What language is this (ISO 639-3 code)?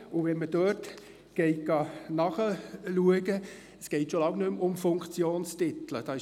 gsw